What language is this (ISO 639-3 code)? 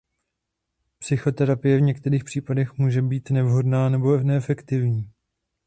ces